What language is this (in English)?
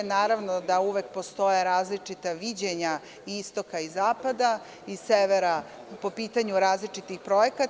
Serbian